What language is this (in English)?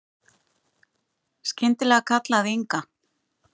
Icelandic